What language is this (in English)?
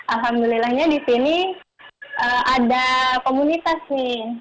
Indonesian